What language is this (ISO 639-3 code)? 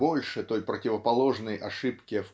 rus